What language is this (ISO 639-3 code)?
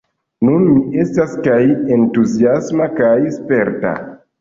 epo